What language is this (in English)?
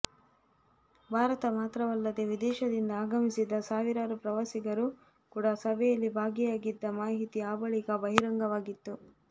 Kannada